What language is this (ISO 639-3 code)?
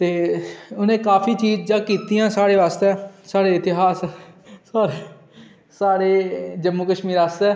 doi